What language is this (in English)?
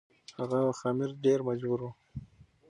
Pashto